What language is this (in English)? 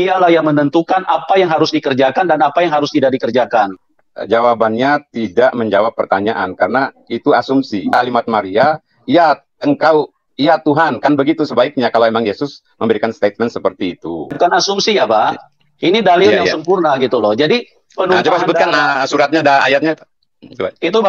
Indonesian